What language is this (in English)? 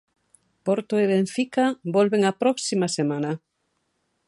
Galician